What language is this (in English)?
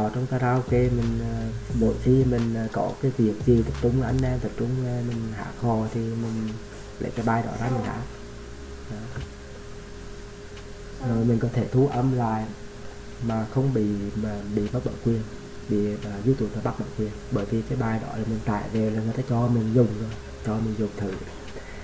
Vietnamese